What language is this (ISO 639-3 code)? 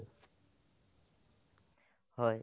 asm